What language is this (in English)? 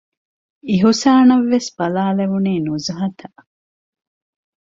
Divehi